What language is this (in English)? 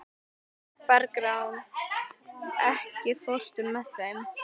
Icelandic